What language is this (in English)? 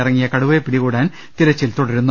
Malayalam